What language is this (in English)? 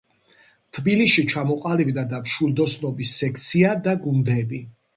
Georgian